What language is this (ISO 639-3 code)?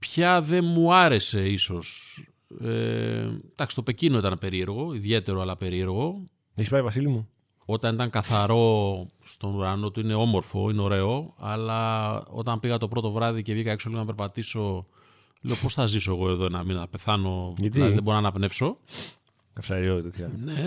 ell